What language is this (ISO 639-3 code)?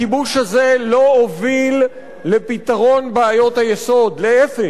heb